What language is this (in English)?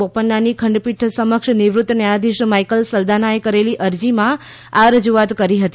Gujarati